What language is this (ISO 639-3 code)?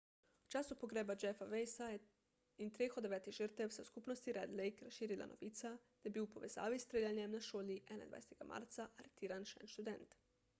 slv